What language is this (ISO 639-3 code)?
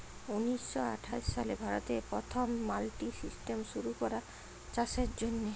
ben